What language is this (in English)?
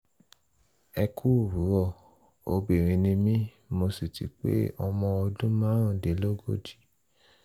Yoruba